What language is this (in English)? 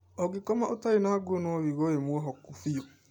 Kikuyu